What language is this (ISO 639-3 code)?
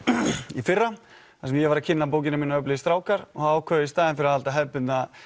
isl